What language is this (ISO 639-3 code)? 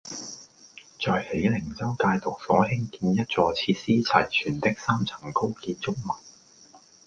yue